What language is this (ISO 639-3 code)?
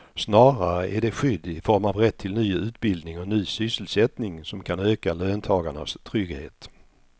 swe